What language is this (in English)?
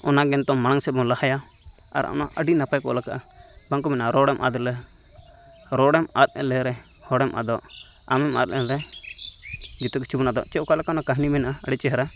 Santali